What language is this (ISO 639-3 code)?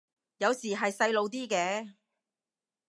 yue